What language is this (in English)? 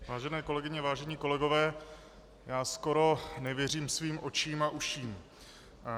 Czech